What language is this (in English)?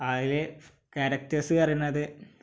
Malayalam